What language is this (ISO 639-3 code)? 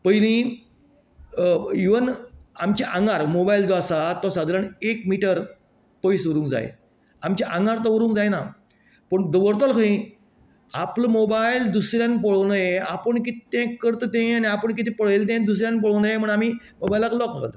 kok